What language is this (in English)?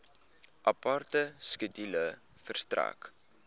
Afrikaans